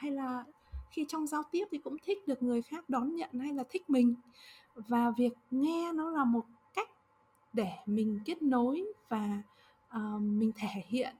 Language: Vietnamese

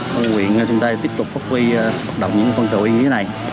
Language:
Vietnamese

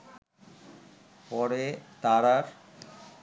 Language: Bangla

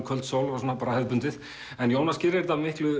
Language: Icelandic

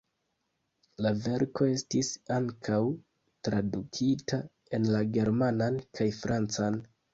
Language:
Esperanto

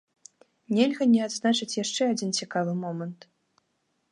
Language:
Belarusian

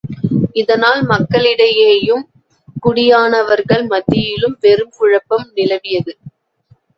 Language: Tamil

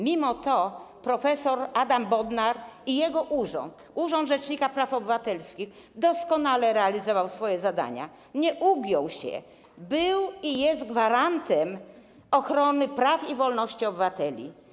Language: Polish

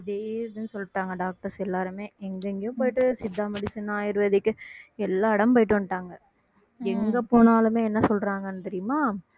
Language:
Tamil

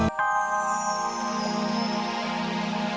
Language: Indonesian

